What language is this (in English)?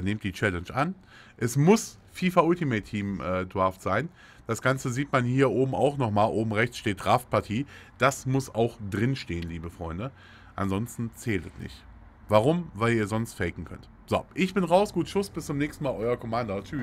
German